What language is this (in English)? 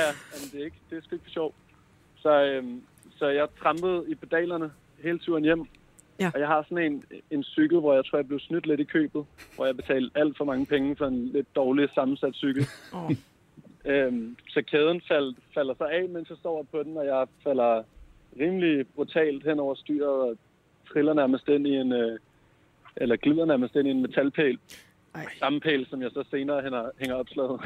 Danish